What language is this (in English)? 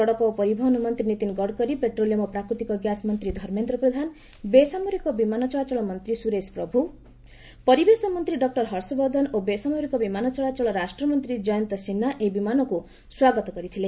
Odia